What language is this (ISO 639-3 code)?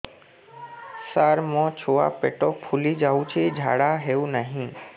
ori